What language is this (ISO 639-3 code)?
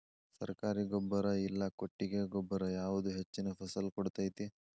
kan